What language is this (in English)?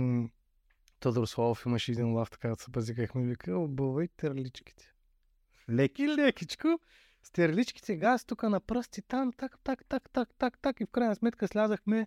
Bulgarian